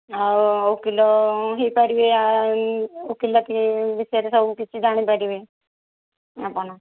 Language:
Odia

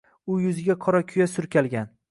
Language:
Uzbek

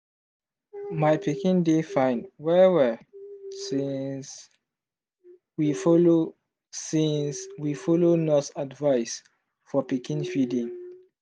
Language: Nigerian Pidgin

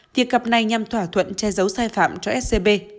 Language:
Vietnamese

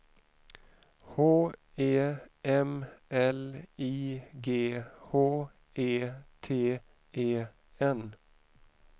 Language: Swedish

